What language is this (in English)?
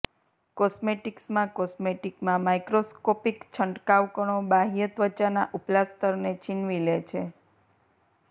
Gujarati